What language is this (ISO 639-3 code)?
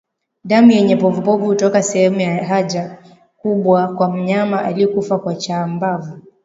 swa